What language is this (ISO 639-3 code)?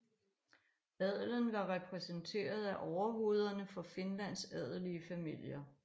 dan